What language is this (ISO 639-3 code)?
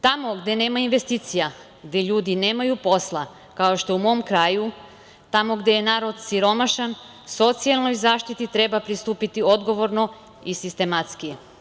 srp